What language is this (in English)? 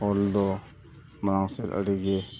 Santali